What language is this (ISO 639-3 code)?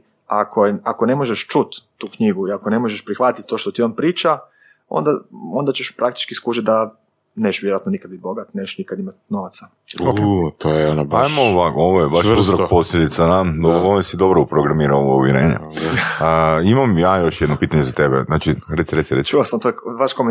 hrv